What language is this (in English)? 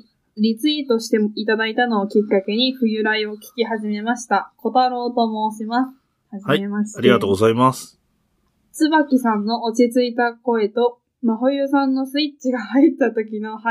Japanese